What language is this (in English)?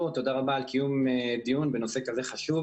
Hebrew